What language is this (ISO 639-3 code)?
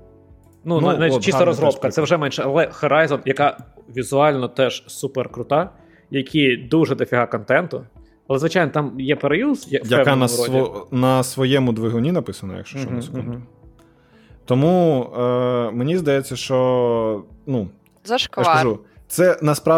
ukr